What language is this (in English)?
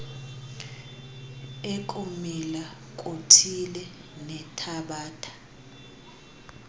Xhosa